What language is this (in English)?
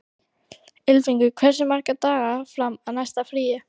Icelandic